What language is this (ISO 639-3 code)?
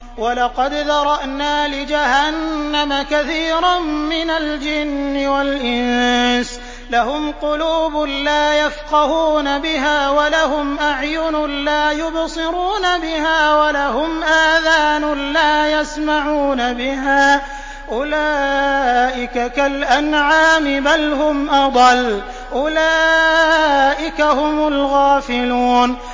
ara